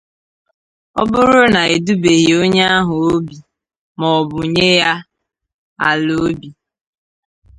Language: Igbo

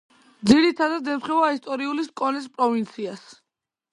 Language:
Georgian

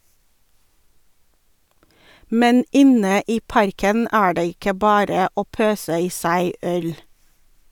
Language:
Norwegian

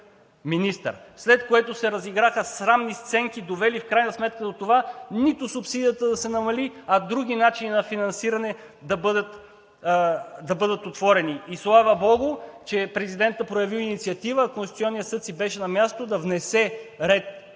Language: Bulgarian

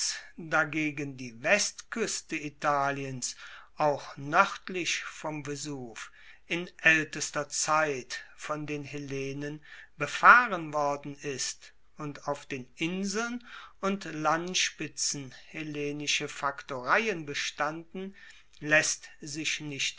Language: German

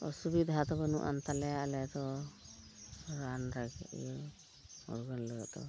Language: Santali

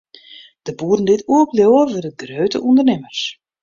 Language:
Western Frisian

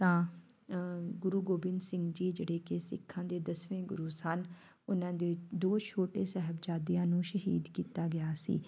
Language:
Punjabi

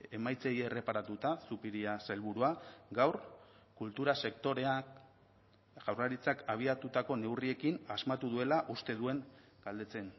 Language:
Basque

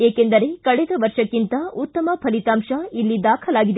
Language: Kannada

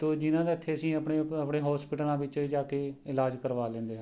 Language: Punjabi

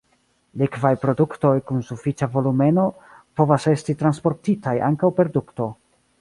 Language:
Esperanto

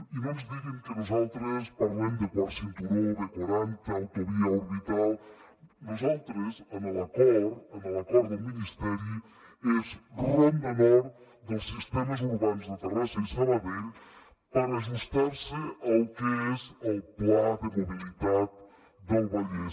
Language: Catalan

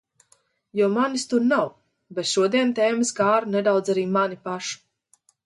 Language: Latvian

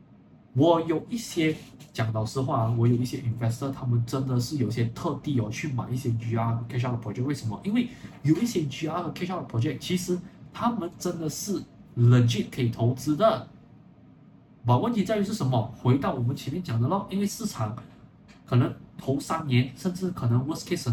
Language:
Chinese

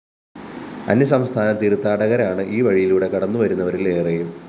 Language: Malayalam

